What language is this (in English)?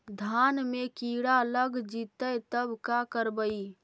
Magahi